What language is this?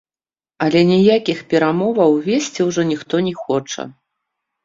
Belarusian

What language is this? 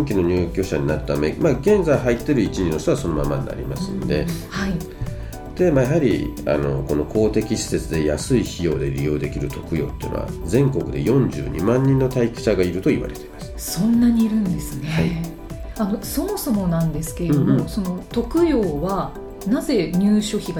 Japanese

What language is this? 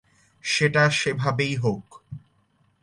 Bangla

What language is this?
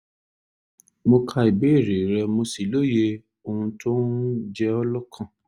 Yoruba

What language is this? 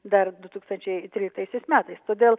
Lithuanian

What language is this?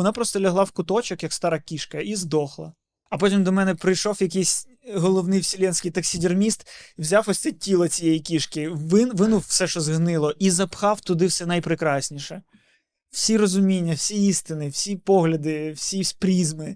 Ukrainian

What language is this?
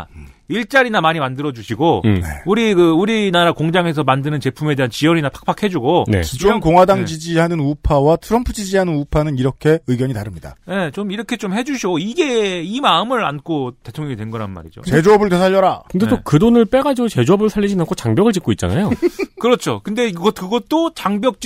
Korean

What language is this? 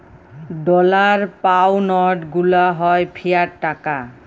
Bangla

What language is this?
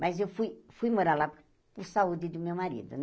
Portuguese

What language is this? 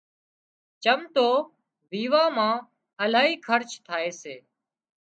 Wadiyara Koli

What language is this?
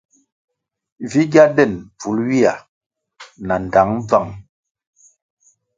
Kwasio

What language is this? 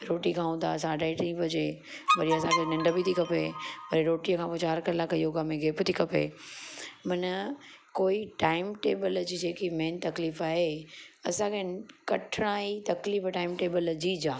Sindhi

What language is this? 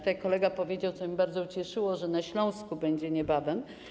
Polish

